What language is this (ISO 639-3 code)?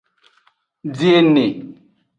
ajg